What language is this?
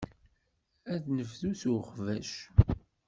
Kabyle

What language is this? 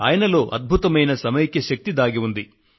Telugu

